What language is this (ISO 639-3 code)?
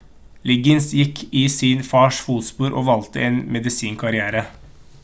nob